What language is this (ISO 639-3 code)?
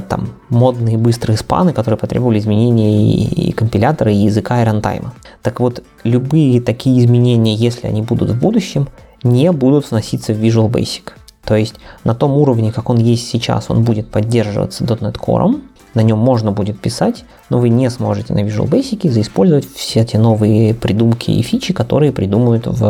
rus